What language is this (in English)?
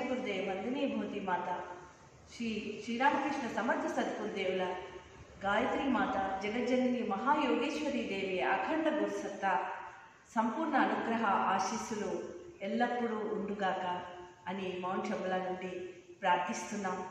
Hindi